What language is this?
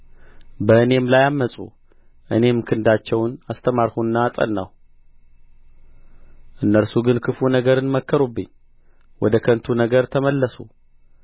Amharic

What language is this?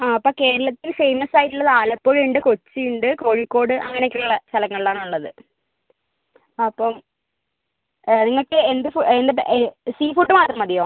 Malayalam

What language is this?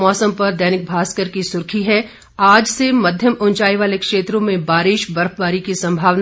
Hindi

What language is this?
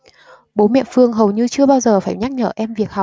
Vietnamese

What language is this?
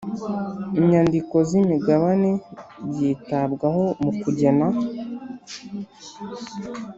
Kinyarwanda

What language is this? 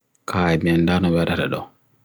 Bagirmi Fulfulde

